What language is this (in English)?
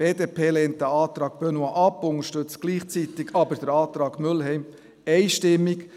Swiss German